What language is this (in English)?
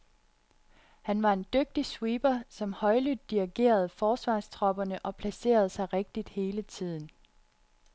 Danish